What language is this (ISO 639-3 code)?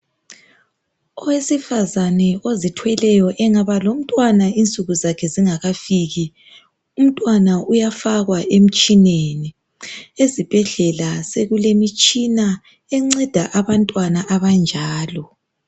nde